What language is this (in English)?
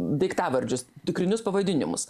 Lithuanian